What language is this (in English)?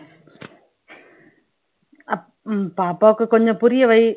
Tamil